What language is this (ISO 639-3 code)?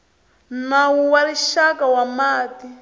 tso